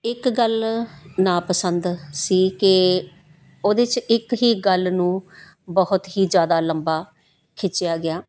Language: Punjabi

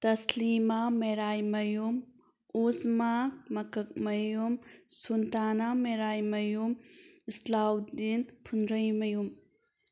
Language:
Manipuri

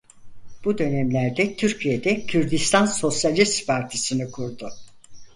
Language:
Turkish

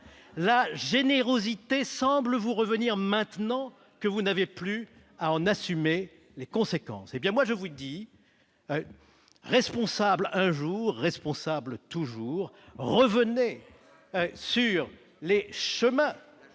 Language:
French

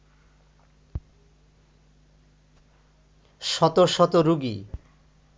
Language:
Bangla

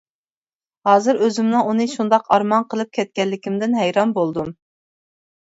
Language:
Uyghur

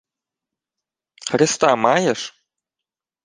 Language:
Ukrainian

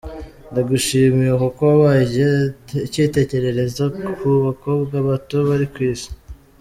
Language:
Kinyarwanda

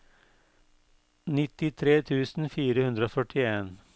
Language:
Norwegian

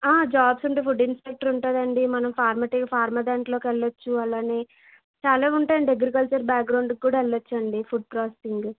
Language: Telugu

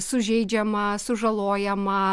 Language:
Lithuanian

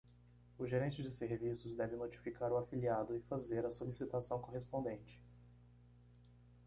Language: Portuguese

